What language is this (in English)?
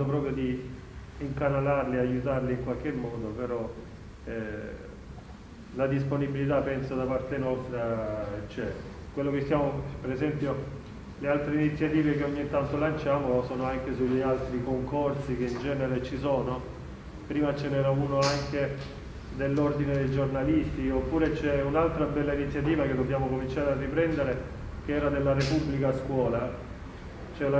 Italian